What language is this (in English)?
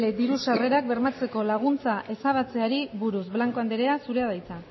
Basque